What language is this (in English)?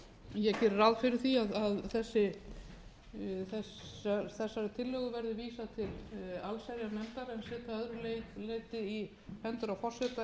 Icelandic